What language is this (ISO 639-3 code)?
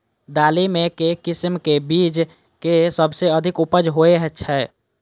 mai